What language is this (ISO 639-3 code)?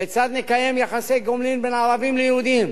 heb